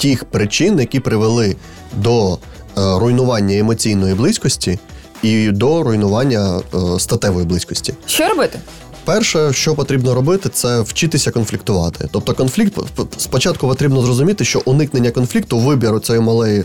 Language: Ukrainian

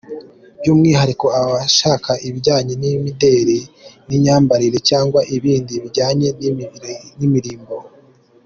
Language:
Kinyarwanda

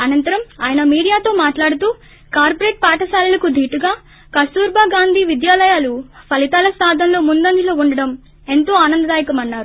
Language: Telugu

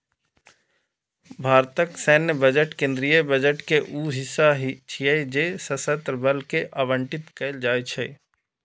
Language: Maithili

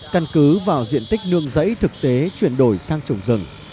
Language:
Vietnamese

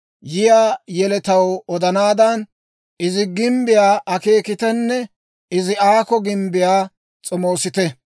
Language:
Dawro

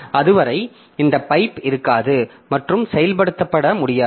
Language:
Tamil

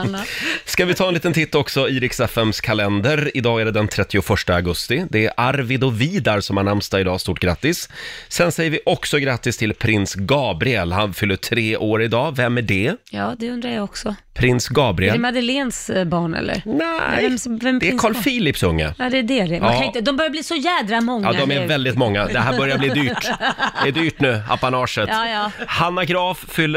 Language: Swedish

